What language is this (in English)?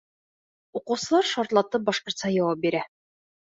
Bashkir